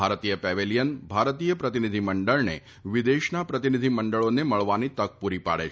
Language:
Gujarati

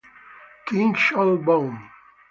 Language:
Italian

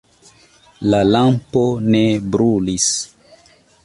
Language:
Esperanto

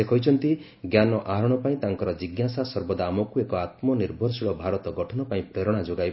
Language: Odia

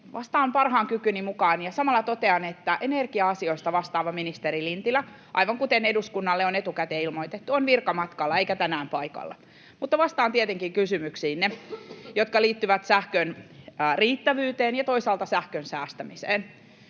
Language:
Finnish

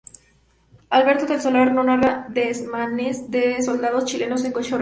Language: Spanish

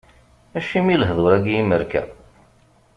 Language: Kabyle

